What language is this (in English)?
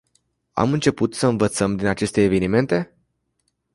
Romanian